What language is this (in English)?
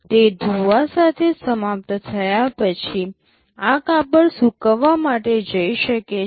Gujarati